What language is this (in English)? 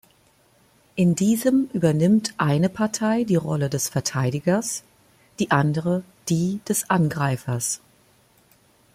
German